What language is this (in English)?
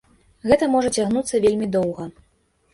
Belarusian